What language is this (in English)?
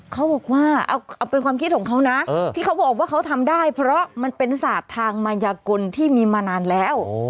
Thai